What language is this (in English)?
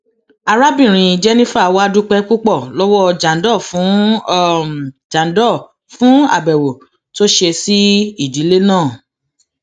Yoruba